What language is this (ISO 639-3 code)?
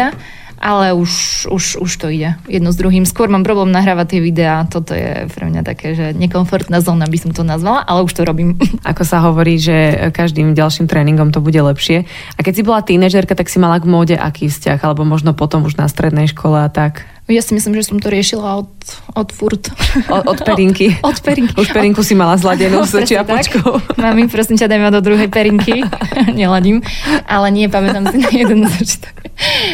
slk